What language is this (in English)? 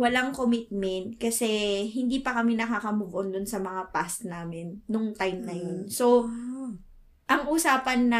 Filipino